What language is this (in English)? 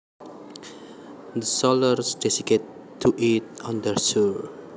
Javanese